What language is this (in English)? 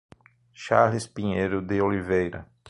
Portuguese